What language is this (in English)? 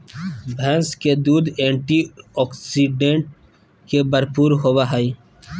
Magahi